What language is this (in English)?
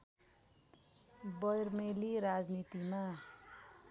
Nepali